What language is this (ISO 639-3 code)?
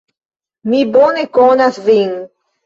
epo